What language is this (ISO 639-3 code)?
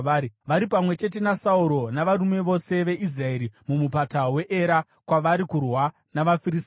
sna